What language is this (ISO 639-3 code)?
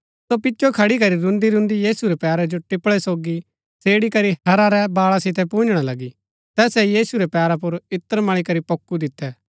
gbk